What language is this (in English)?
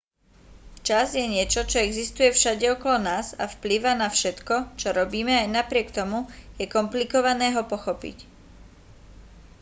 Slovak